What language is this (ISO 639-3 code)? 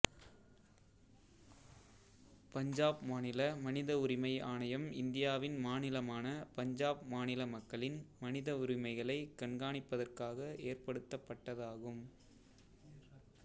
tam